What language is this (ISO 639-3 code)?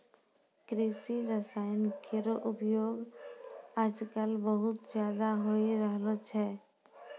mai